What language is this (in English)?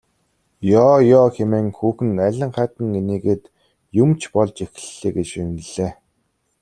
Mongolian